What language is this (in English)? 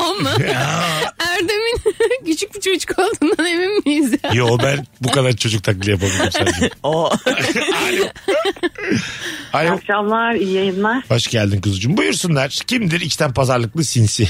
Turkish